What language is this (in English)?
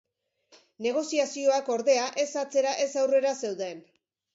Basque